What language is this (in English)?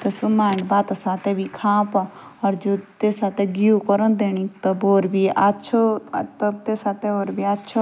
Jaunsari